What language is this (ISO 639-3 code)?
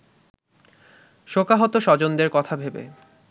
ben